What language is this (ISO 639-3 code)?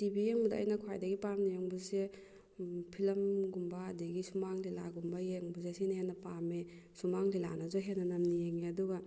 mni